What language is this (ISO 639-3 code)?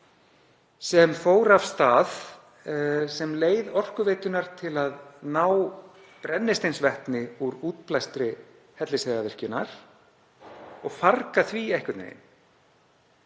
isl